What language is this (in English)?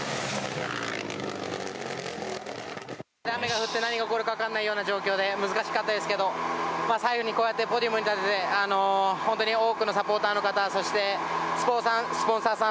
Japanese